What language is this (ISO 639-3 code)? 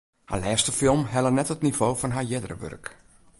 fry